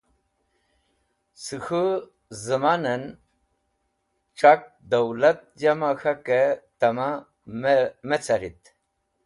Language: Wakhi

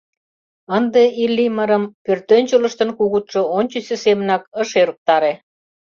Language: Mari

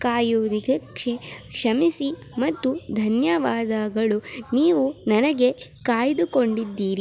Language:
Kannada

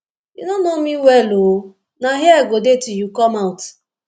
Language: Nigerian Pidgin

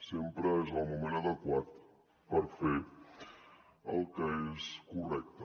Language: Catalan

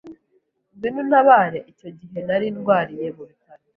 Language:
Kinyarwanda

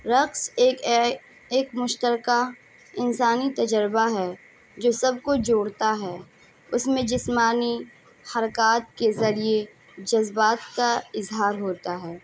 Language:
Urdu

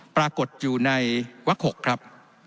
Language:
Thai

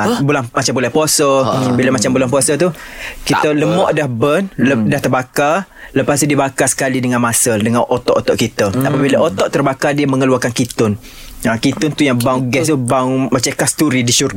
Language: Malay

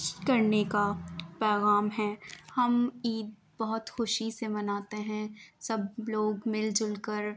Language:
Urdu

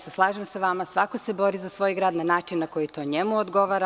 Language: Serbian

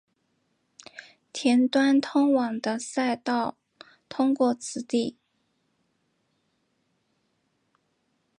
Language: Chinese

